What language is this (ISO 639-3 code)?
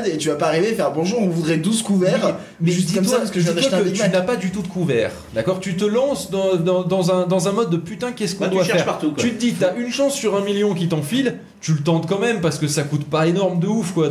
fra